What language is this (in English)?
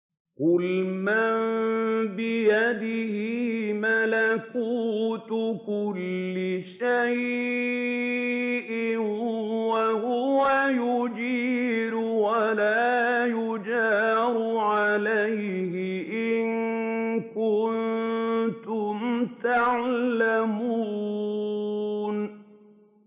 Arabic